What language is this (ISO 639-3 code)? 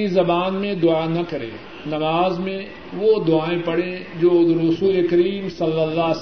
urd